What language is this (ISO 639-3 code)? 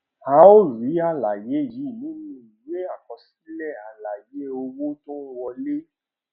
yor